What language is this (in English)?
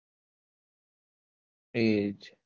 Gujarati